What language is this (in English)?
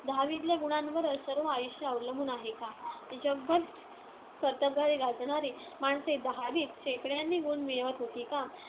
Marathi